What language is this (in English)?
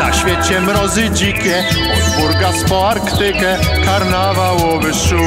Polish